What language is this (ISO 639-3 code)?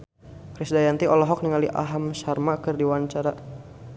sun